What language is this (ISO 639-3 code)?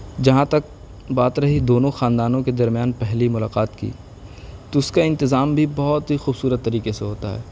urd